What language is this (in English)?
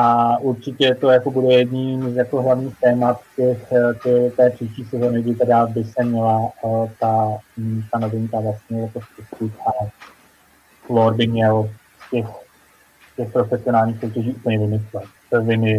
Czech